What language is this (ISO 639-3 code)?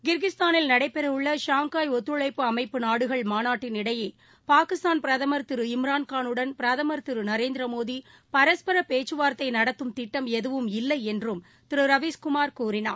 tam